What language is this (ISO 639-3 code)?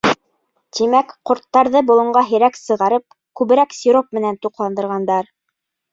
bak